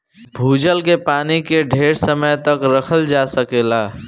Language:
Bhojpuri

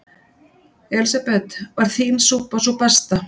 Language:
Icelandic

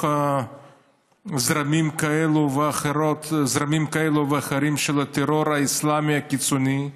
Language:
Hebrew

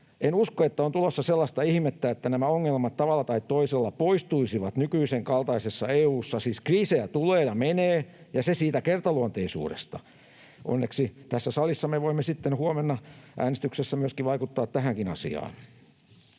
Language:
Finnish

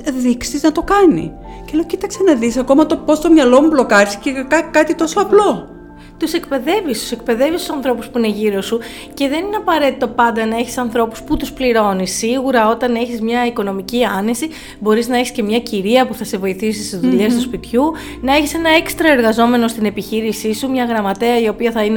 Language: Greek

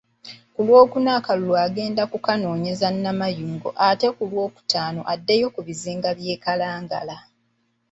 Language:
Ganda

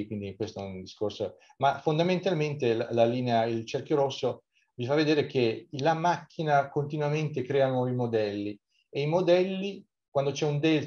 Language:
Italian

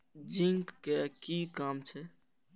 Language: Maithili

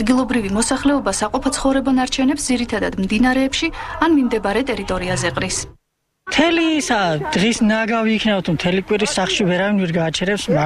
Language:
Romanian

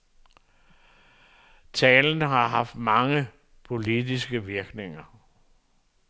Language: Danish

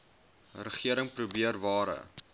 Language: Afrikaans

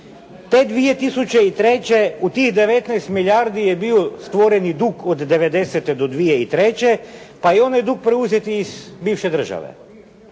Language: Croatian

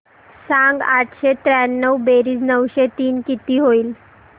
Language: Marathi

